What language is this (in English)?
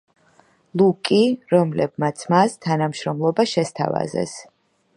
Georgian